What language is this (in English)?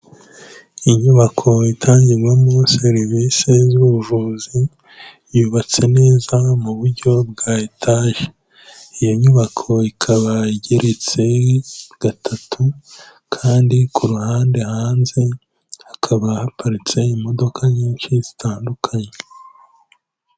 Kinyarwanda